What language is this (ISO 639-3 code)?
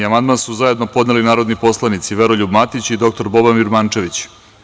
srp